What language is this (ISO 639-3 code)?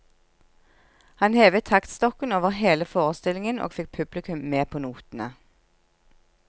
nor